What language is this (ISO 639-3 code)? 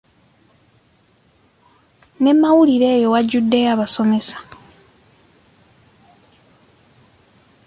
lug